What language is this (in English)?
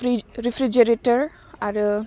Bodo